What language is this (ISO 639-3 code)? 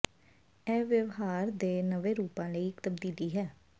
pan